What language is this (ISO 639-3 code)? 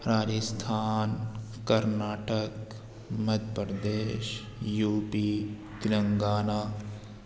urd